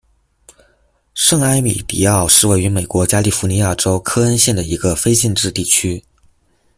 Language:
Chinese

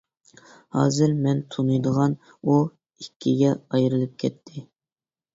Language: Uyghur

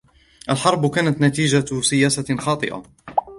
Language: Arabic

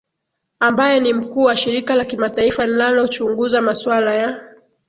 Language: Swahili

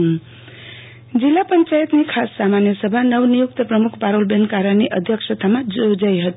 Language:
Gujarati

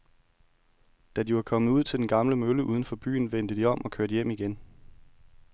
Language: Danish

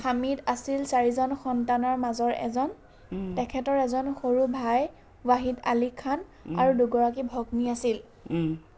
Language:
Assamese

